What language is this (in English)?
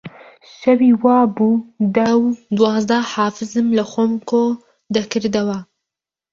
Central Kurdish